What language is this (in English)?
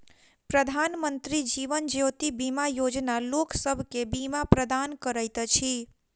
Maithili